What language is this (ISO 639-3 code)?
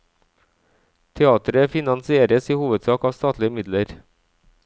nor